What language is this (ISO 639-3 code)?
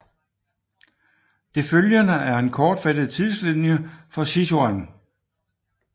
dan